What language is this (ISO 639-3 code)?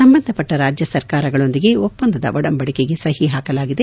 kan